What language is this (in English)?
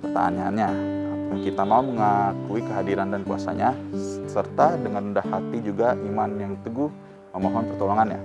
Indonesian